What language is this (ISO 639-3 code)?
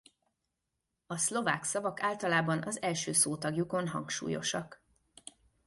hun